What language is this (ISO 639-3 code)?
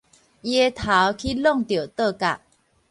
nan